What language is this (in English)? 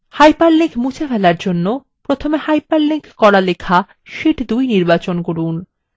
Bangla